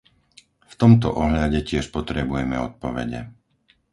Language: Slovak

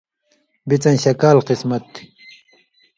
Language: Indus Kohistani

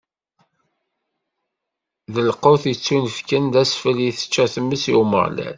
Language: Kabyle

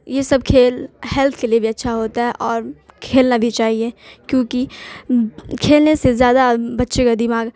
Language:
Urdu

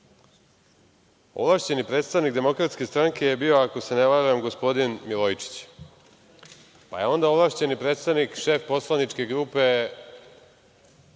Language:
Serbian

